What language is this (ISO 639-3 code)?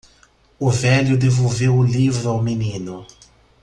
por